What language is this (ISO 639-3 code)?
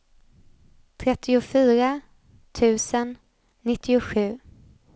swe